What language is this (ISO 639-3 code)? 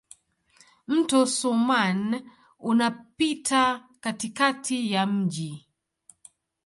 swa